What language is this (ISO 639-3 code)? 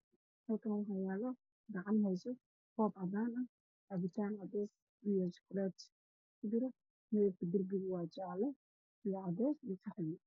som